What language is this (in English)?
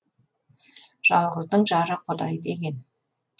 Kazakh